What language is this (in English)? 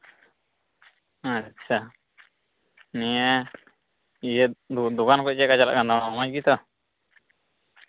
Santali